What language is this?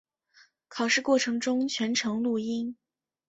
Chinese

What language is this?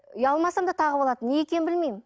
Kazakh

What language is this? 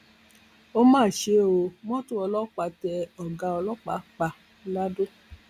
Yoruba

